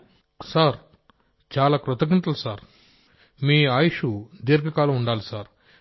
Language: Telugu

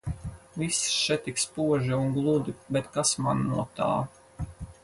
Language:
Latvian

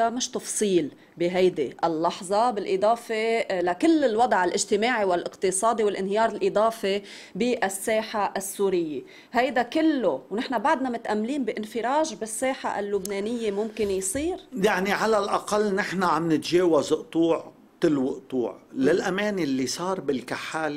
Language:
Arabic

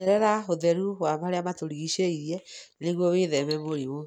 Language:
Kikuyu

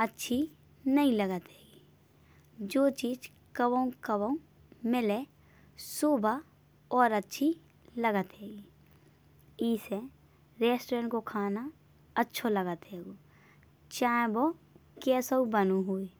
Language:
Bundeli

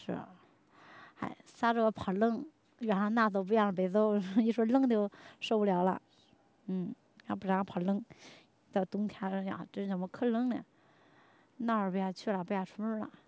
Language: Chinese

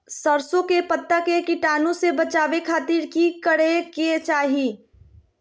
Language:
Magahi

